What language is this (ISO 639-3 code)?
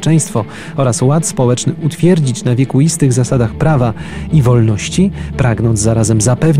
pol